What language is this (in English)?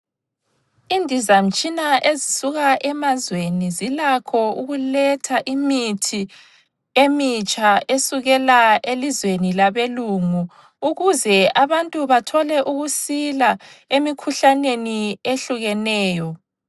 North Ndebele